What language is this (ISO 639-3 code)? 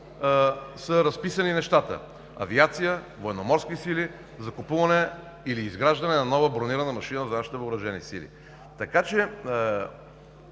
bul